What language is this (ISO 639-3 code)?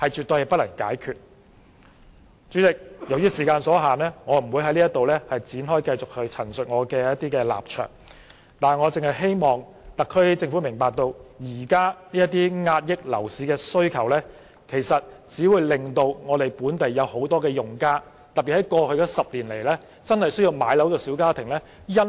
yue